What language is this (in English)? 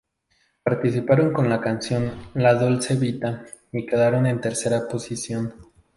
Spanish